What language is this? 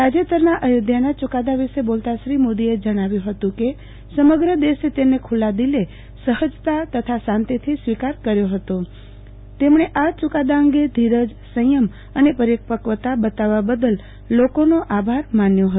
Gujarati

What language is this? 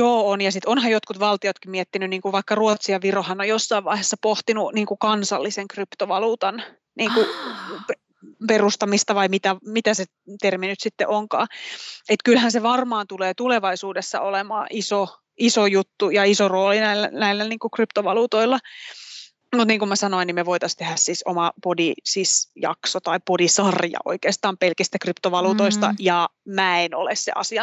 Finnish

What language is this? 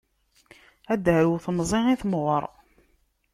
Kabyle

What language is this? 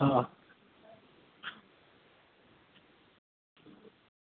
Gujarati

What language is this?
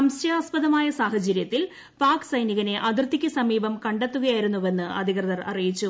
Malayalam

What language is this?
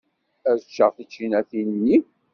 Kabyle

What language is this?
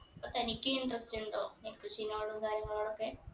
Malayalam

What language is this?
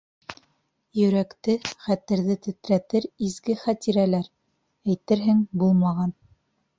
Bashkir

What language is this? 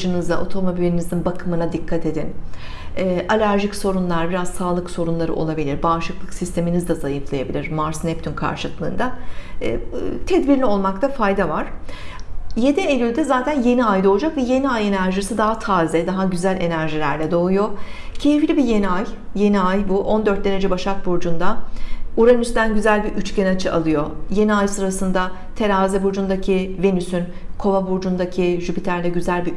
Turkish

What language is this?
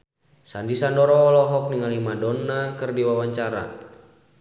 Sundanese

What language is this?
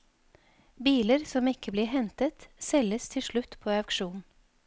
Norwegian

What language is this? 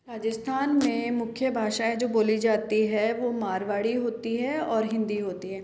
Hindi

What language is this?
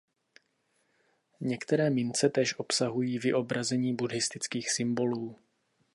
Czech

